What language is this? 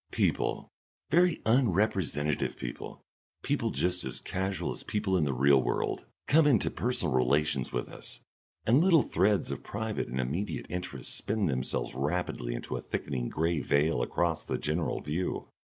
English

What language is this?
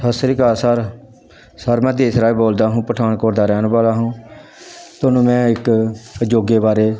Punjabi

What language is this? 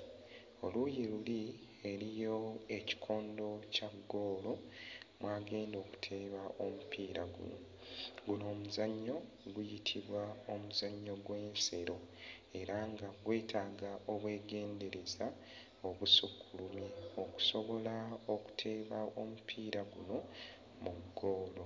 Ganda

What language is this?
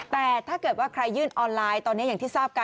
Thai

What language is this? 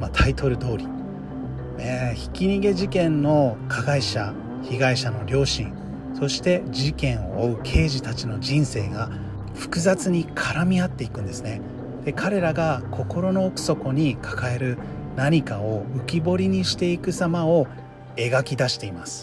Japanese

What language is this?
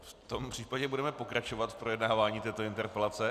Czech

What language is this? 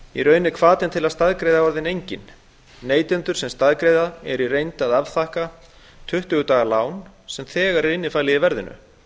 Icelandic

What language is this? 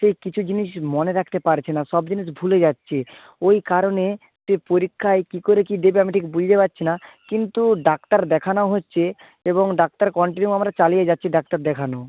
Bangla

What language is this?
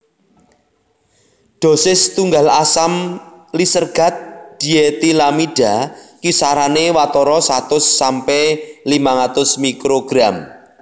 Javanese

